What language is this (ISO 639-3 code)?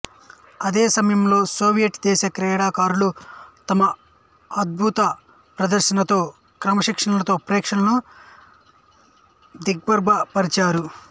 tel